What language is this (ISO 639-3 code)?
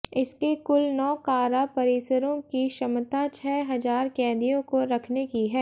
hin